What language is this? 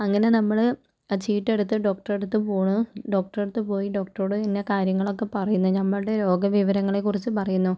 Malayalam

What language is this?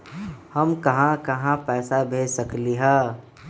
Magahi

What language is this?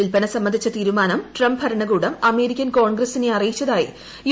Malayalam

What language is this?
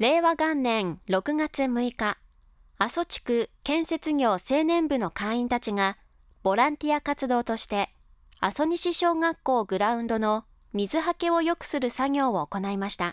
Japanese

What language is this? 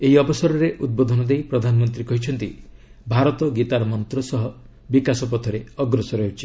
Odia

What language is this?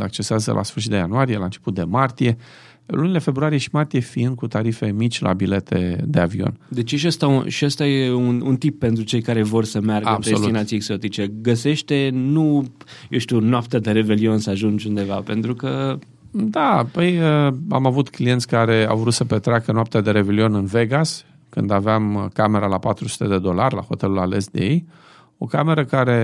Romanian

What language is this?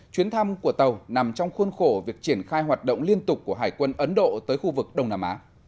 Vietnamese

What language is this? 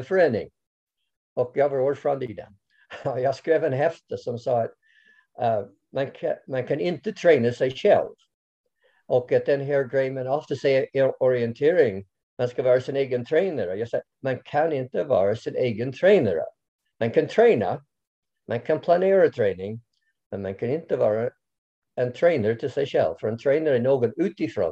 Swedish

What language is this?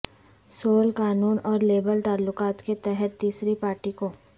Urdu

